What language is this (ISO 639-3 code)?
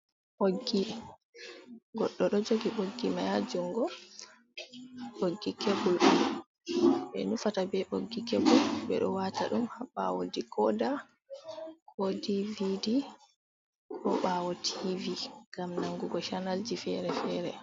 ful